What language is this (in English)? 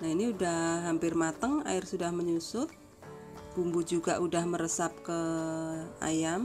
Indonesian